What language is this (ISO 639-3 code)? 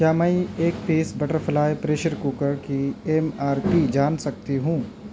urd